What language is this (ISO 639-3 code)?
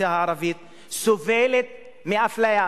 heb